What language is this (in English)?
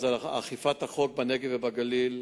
Hebrew